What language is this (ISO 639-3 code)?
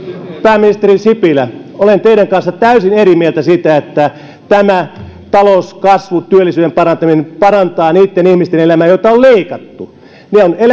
fin